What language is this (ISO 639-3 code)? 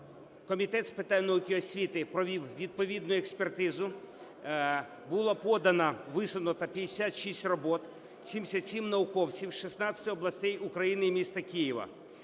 ukr